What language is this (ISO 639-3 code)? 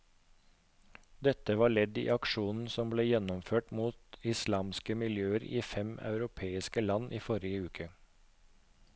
nor